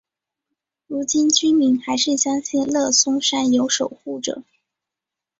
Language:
Chinese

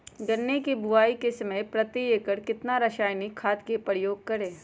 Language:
Magahi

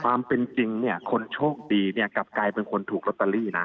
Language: Thai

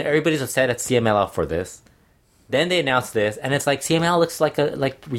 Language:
English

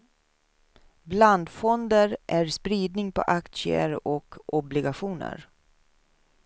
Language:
Swedish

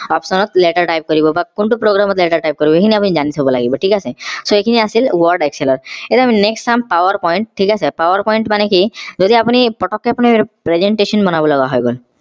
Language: Assamese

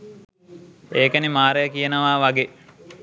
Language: Sinhala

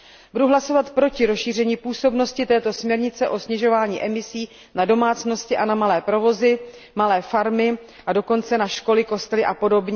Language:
Czech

